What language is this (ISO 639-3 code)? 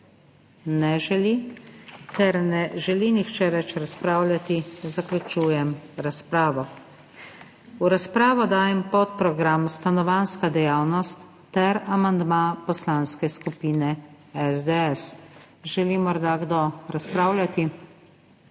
slv